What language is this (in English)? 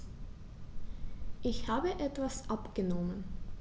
German